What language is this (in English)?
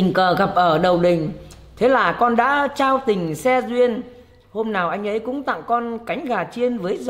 Vietnamese